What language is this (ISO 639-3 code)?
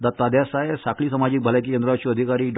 kok